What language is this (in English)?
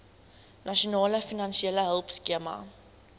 Afrikaans